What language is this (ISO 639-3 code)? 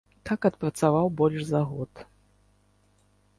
bel